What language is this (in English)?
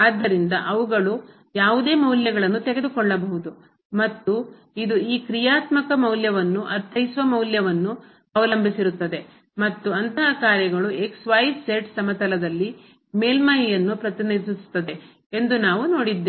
Kannada